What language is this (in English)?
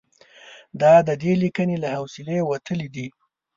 Pashto